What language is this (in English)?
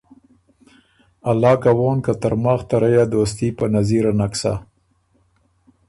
Ormuri